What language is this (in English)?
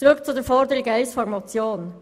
Swiss German